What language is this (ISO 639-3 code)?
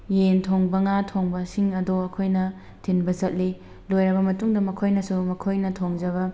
mni